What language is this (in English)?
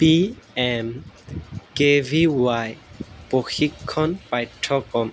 Assamese